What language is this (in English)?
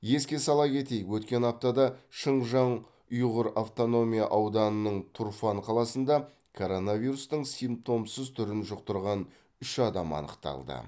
Kazakh